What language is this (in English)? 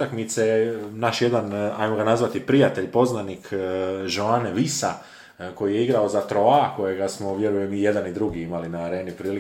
Croatian